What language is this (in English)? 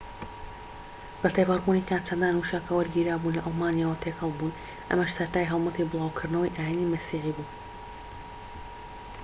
Central Kurdish